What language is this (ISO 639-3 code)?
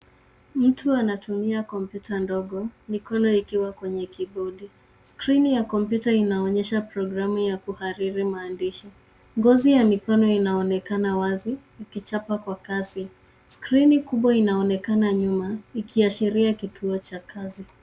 swa